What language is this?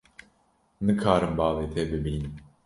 Kurdish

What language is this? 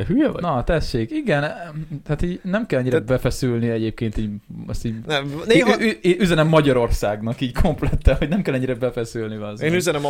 Hungarian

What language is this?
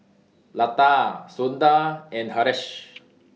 English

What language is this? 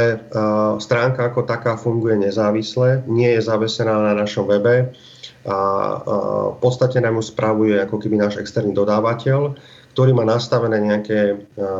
Slovak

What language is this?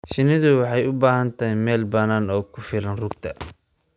Somali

